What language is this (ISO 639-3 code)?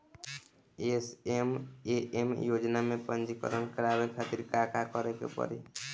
bho